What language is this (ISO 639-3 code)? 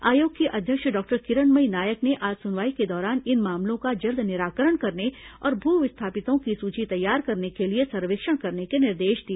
hin